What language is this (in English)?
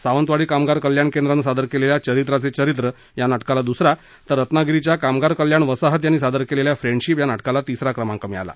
Marathi